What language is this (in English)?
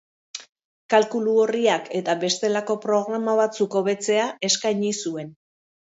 Basque